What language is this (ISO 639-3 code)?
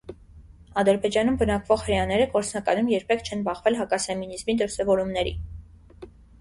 hye